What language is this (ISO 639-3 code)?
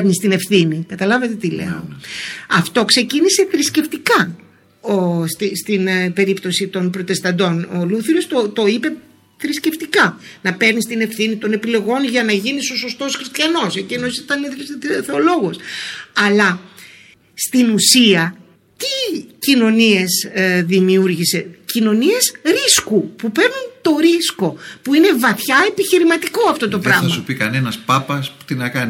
ell